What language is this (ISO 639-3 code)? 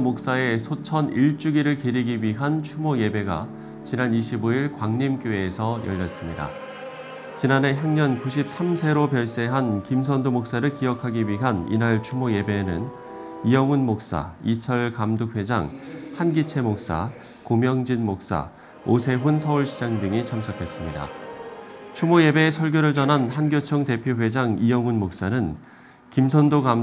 kor